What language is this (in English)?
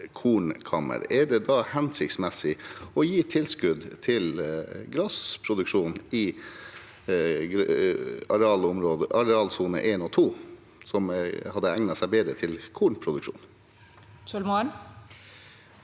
Norwegian